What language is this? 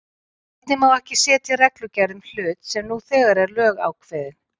Icelandic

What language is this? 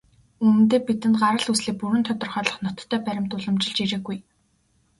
Mongolian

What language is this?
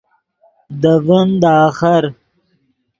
Yidgha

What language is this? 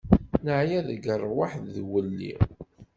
Kabyle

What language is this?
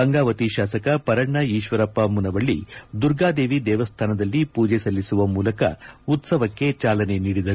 Kannada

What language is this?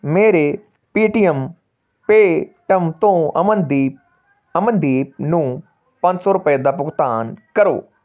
Punjabi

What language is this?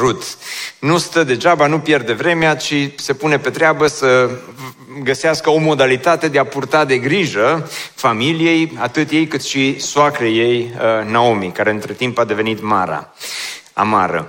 Romanian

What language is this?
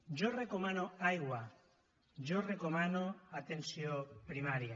Catalan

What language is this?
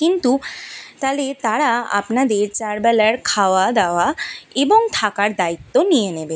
Bangla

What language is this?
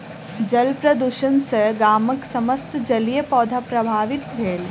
Maithili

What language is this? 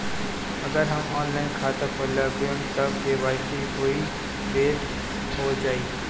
Bhojpuri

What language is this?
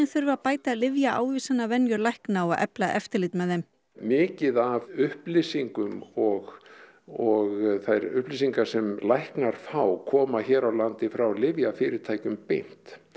Icelandic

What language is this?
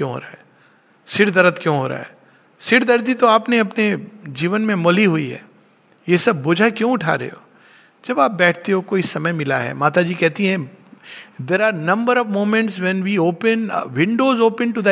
Hindi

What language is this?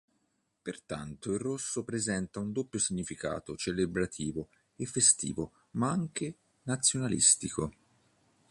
Italian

